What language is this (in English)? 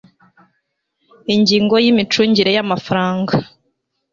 Kinyarwanda